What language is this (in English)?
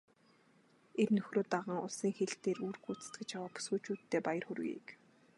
Mongolian